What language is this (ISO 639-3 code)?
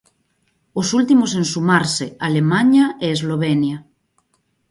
glg